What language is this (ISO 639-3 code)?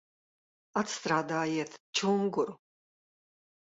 lav